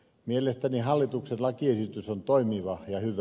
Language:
Finnish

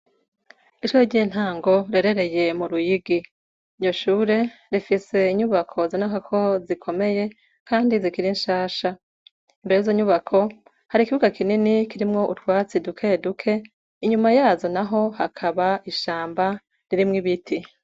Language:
Rundi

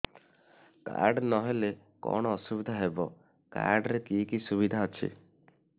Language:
Odia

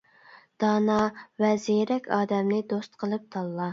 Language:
Uyghur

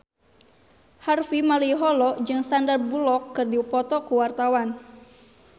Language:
Sundanese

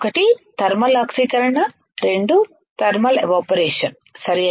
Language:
Telugu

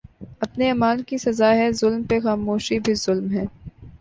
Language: Urdu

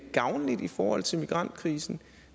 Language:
Danish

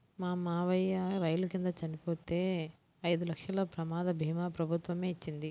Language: Telugu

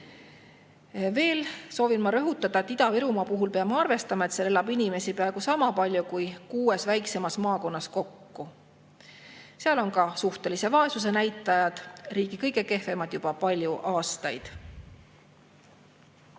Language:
Estonian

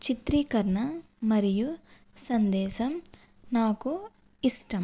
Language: Telugu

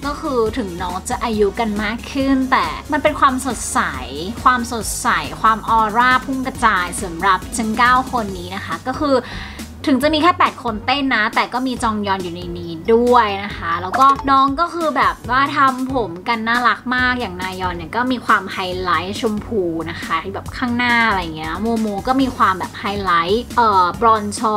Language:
Thai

